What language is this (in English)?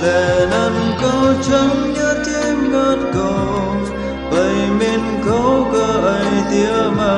Vietnamese